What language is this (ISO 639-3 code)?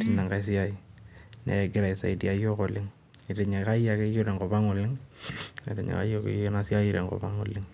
mas